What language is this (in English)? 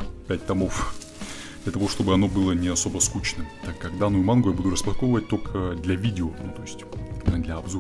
Russian